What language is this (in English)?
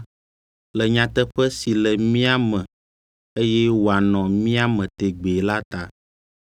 Ewe